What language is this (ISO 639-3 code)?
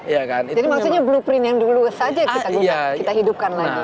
ind